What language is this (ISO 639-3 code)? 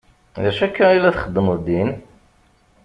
kab